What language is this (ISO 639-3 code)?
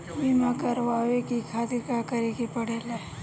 bho